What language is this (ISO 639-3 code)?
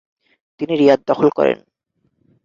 ben